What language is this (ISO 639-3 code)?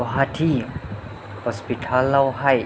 brx